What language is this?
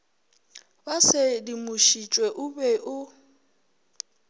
Northern Sotho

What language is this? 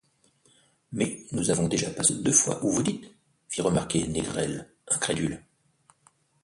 French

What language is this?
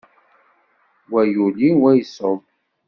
Kabyle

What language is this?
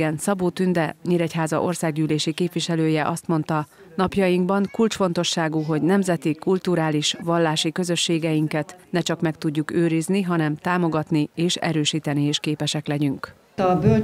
Hungarian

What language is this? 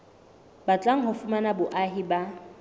Southern Sotho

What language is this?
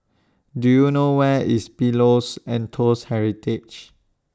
English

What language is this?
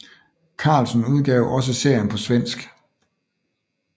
Danish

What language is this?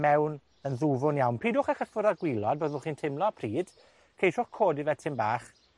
Welsh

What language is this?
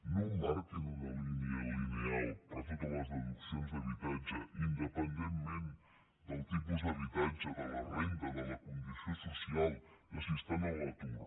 Catalan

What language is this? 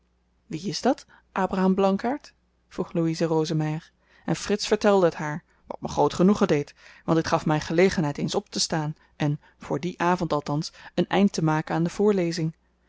Dutch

